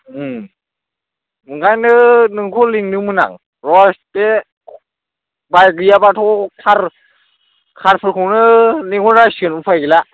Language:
Bodo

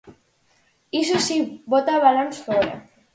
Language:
Galician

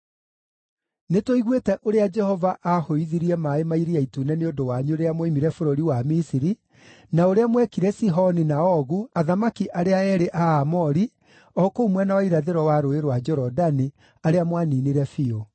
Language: Kikuyu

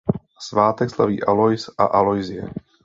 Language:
Czech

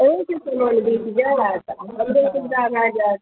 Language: Maithili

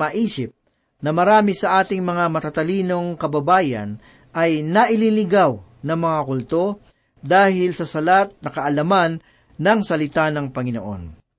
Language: Filipino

